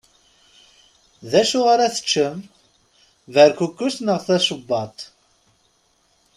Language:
Kabyle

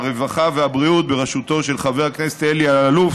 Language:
Hebrew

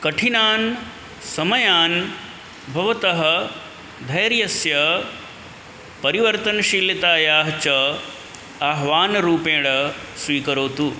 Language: Sanskrit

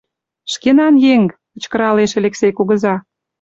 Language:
Mari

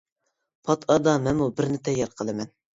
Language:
Uyghur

